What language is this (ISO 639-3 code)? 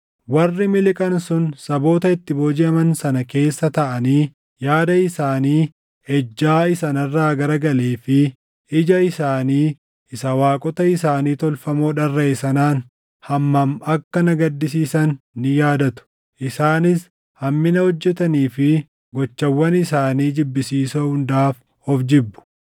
orm